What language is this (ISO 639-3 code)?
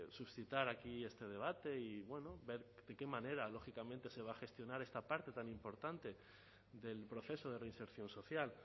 spa